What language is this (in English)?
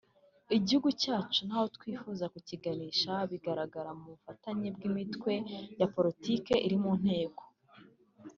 Kinyarwanda